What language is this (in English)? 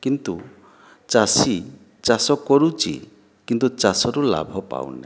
Odia